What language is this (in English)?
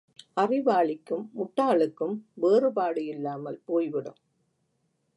Tamil